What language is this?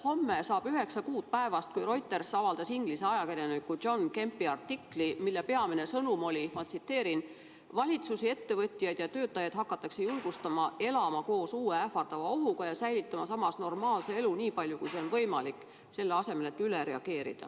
Estonian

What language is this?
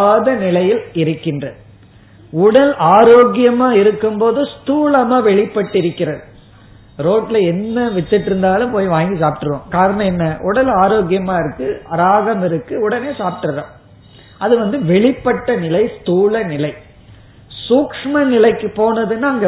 Tamil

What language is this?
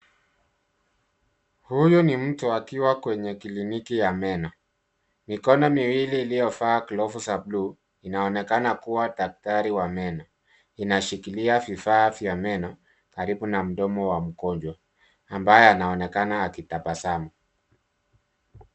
Swahili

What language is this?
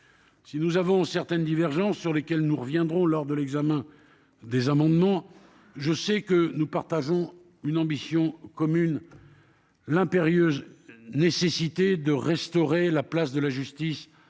French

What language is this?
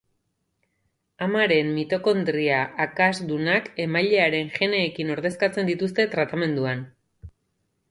Basque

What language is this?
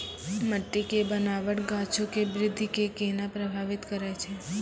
Maithili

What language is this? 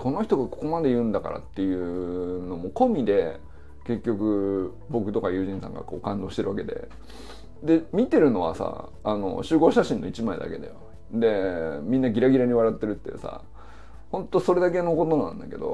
Japanese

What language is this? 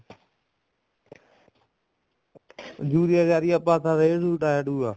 Punjabi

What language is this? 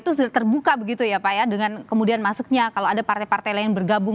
Indonesian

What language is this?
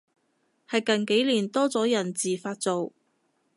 Cantonese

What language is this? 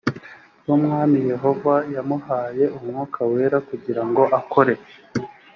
Kinyarwanda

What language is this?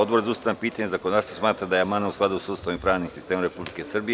Serbian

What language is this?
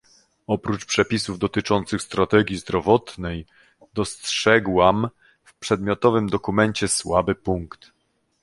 Polish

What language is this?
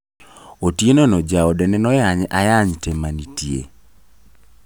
Luo (Kenya and Tanzania)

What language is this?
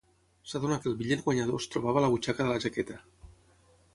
Catalan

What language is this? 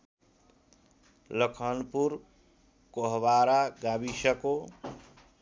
Nepali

